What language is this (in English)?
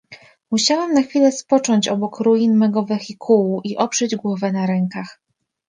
Polish